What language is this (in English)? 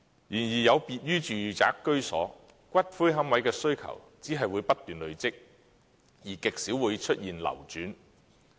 Cantonese